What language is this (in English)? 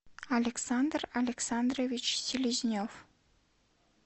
Russian